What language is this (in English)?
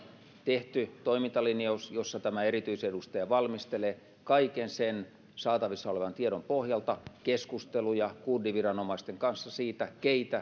Finnish